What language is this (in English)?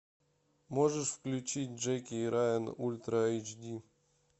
Russian